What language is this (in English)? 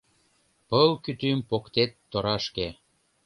Mari